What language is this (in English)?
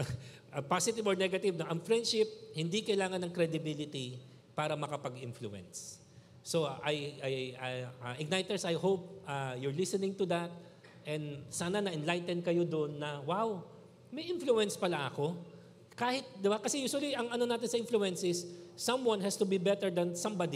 Filipino